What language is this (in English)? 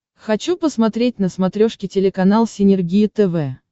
Russian